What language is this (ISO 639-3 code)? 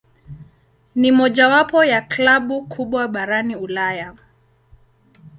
swa